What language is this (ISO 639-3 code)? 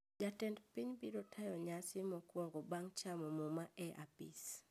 luo